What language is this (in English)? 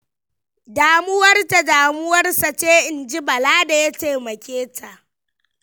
Hausa